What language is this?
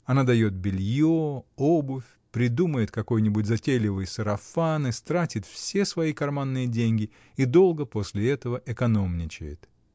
Russian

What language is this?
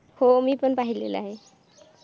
Marathi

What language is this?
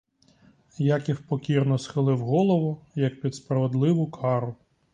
Ukrainian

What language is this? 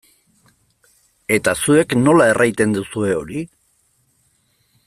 Basque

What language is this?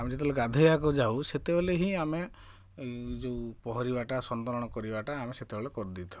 Odia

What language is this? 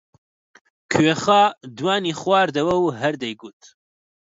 Central Kurdish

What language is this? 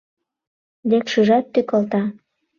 Mari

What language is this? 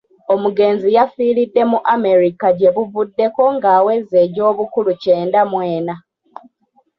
Ganda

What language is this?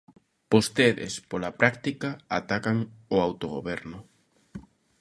Galician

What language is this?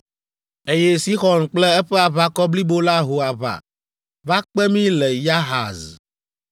Ewe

